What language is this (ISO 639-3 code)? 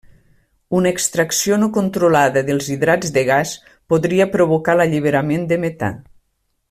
cat